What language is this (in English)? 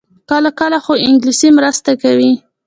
Pashto